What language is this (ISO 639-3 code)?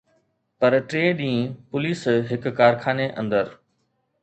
snd